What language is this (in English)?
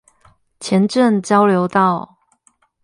Chinese